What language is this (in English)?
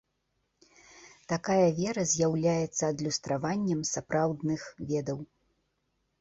Belarusian